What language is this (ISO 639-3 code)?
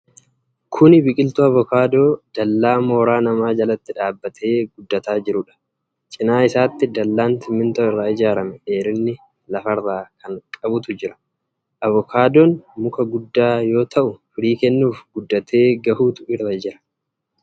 orm